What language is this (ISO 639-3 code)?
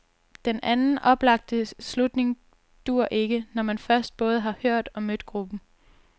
dan